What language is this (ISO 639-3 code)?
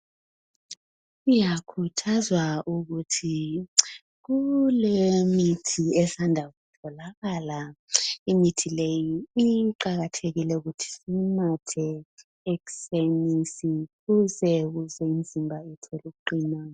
nde